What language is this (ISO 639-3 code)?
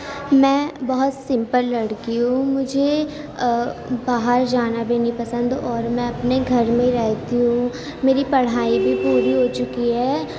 urd